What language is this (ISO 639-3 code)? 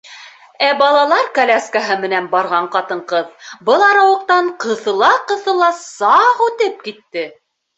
bak